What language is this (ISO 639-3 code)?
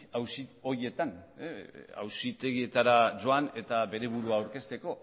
eus